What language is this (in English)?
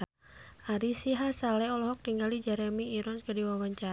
Sundanese